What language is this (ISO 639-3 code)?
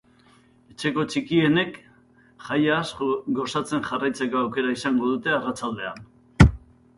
eus